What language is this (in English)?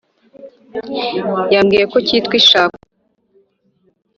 Kinyarwanda